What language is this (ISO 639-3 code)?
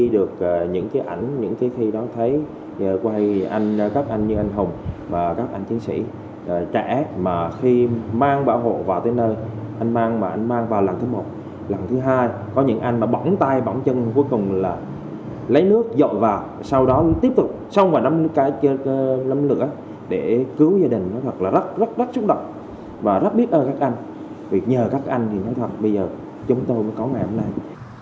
vie